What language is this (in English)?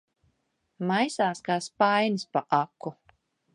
Latvian